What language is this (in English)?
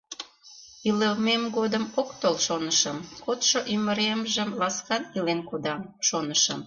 Mari